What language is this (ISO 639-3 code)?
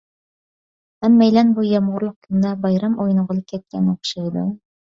uig